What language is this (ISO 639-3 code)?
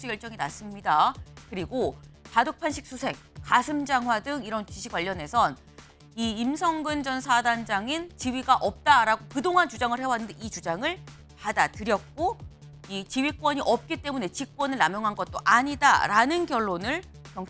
kor